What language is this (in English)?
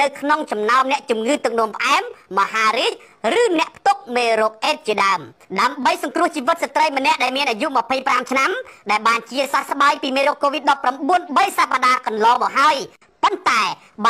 Thai